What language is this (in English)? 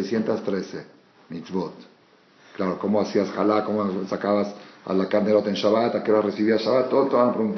Spanish